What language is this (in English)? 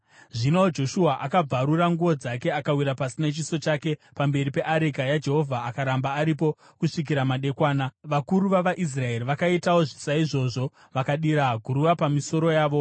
Shona